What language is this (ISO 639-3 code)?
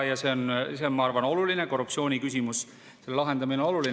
est